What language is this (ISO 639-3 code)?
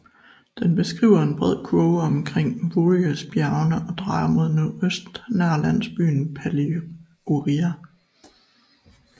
dan